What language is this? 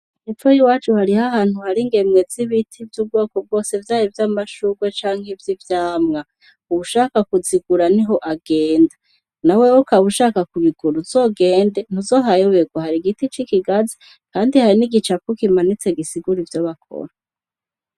Rundi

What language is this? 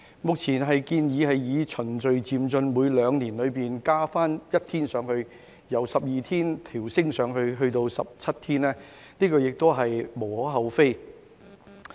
Cantonese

